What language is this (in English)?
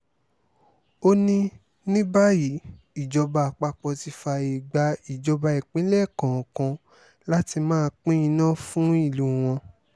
Yoruba